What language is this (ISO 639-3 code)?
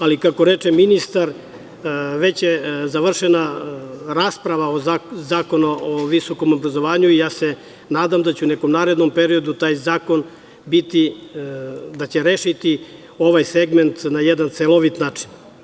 srp